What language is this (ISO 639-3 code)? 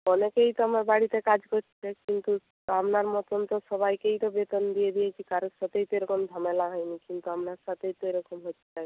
ben